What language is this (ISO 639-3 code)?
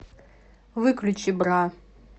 rus